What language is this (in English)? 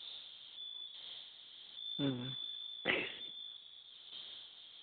Santali